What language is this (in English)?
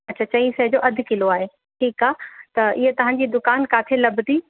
Sindhi